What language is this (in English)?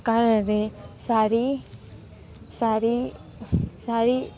Gujarati